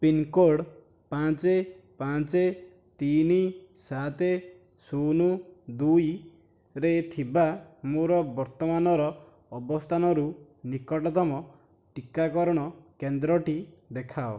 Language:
Odia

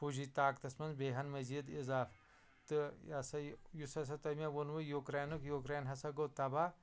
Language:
Kashmiri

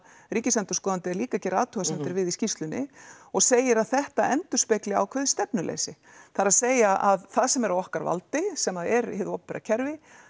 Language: Icelandic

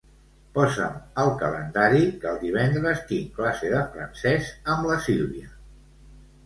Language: Catalan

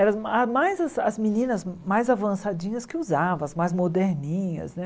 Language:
Portuguese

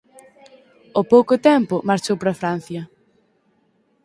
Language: Galician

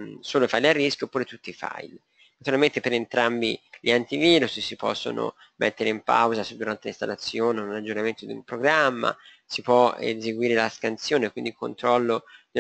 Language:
Italian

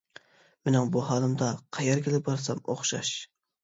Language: Uyghur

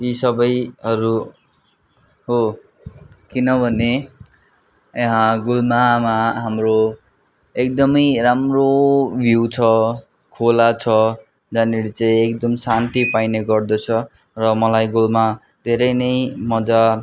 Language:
Nepali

